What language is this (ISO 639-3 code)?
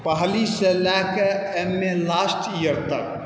mai